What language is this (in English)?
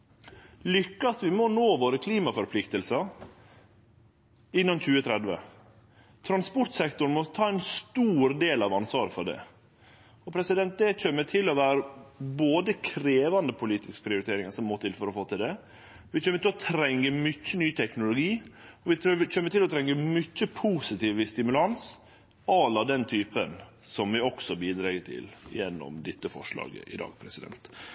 Norwegian Nynorsk